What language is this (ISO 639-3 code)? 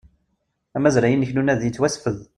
kab